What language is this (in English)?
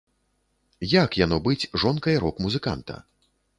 Belarusian